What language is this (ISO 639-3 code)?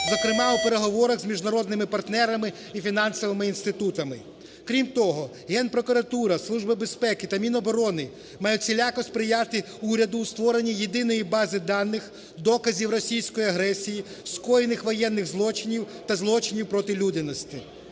ukr